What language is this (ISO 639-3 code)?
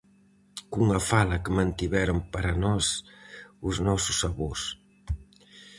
glg